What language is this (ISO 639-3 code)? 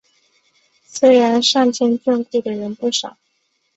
zho